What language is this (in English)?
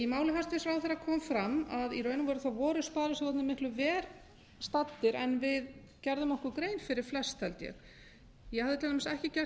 Icelandic